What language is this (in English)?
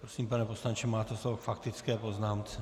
Czech